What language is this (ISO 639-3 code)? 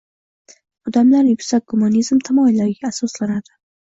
uzb